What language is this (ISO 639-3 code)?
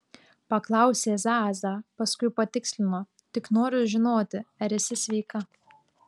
lit